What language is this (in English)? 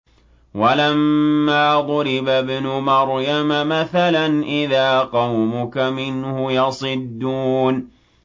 Arabic